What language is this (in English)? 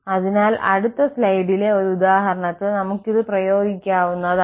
Malayalam